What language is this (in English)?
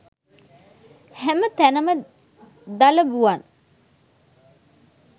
Sinhala